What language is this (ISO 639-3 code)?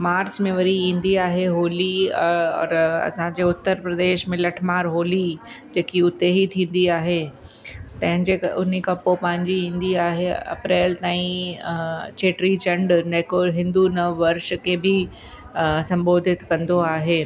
snd